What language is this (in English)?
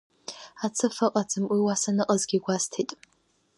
Abkhazian